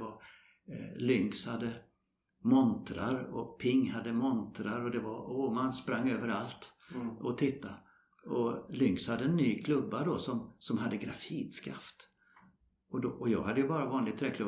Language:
Swedish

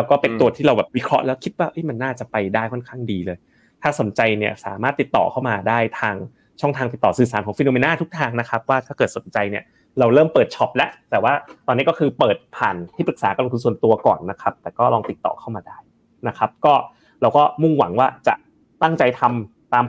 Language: Thai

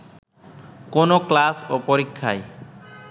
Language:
Bangla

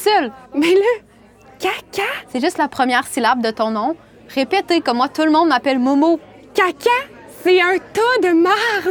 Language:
French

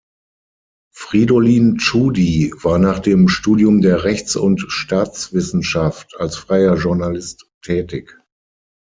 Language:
German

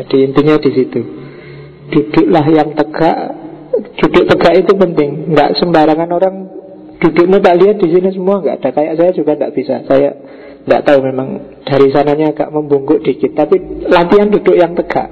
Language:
Indonesian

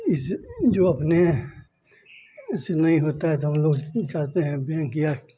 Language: Hindi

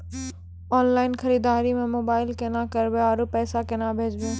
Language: Maithili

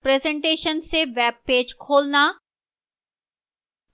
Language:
Hindi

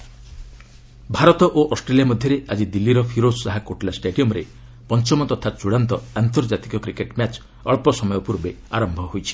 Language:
Odia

